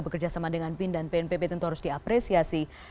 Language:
Indonesian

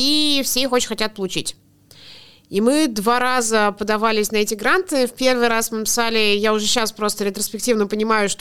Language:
Russian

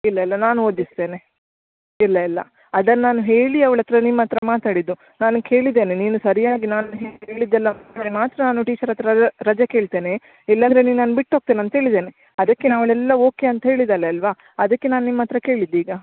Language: Kannada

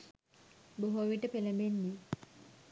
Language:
Sinhala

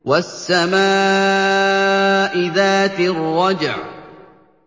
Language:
Arabic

